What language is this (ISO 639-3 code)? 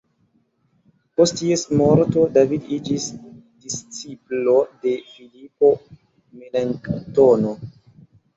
epo